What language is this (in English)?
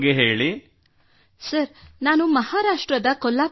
Kannada